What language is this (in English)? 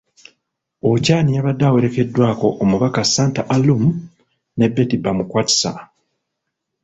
Ganda